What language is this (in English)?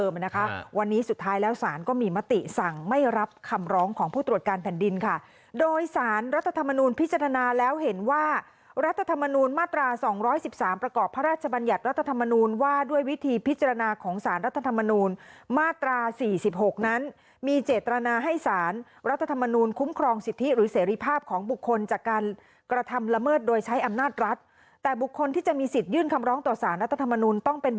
Thai